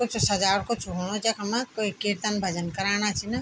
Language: Garhwali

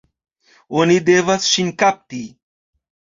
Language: Esperanto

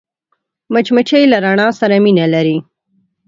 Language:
Pashto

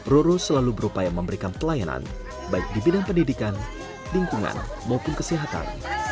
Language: Indonesian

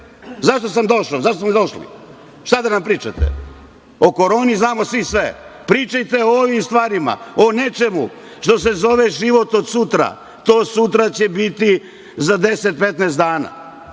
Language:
Serbian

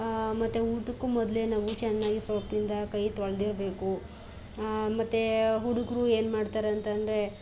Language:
Kannada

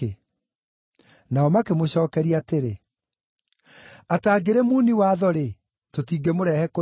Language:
Kikuyu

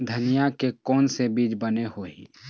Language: Chhattisgarhi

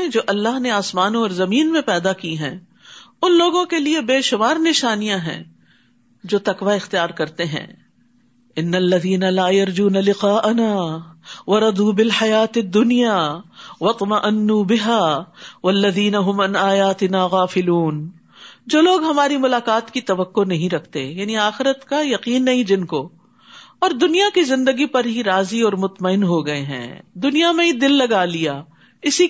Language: Urdu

